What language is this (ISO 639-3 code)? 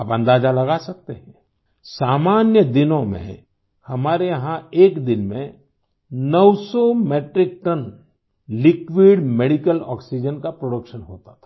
hin